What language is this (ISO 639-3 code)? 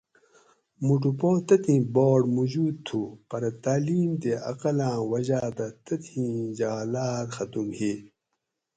gwc